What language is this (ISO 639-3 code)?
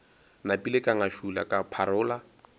nso